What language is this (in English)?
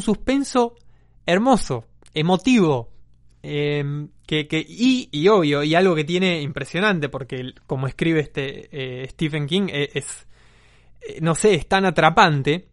Spanish